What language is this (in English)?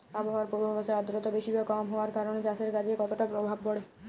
Bangla